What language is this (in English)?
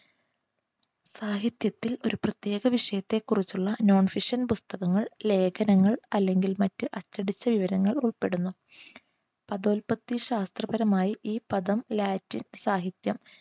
Malayalam